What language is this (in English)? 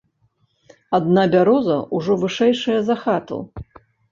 Belarusian